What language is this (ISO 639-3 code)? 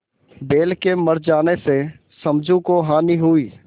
hin